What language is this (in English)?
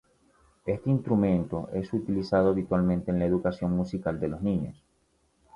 Spanish